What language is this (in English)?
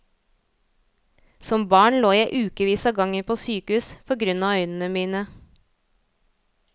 Norwegian